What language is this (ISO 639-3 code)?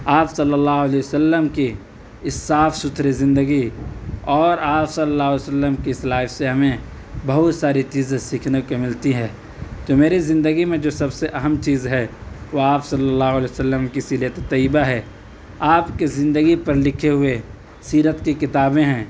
urd